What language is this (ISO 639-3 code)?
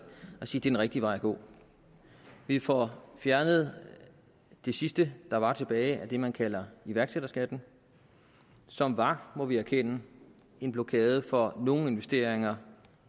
dan